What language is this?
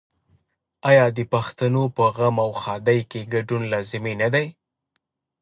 Pashto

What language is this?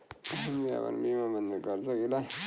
Bhojpuri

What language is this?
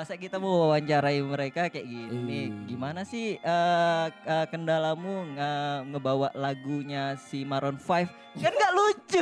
Indonesian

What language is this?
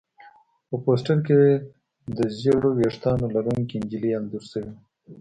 Pashto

